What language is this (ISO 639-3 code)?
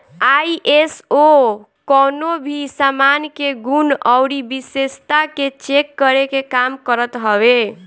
bho